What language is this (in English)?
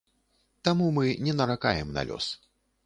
Belarusian